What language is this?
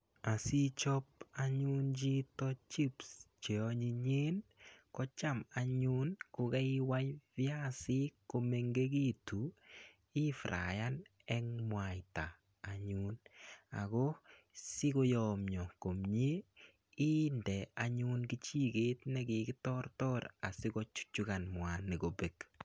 Kalenjin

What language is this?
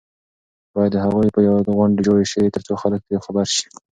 Pashto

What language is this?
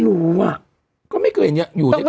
Thai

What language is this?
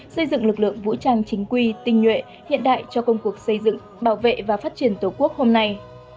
Vietnamese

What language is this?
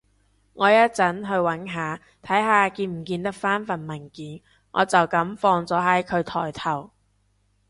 Cantonese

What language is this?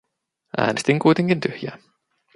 Finnish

